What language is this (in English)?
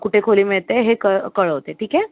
Marathi